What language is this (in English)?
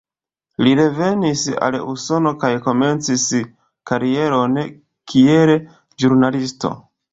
Esperanto